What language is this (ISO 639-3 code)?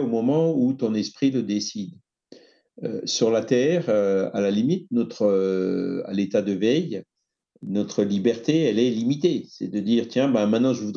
fra